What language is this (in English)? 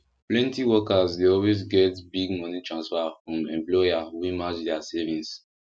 Nigerian Pidgin